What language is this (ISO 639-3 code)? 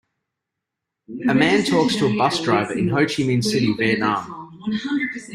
eng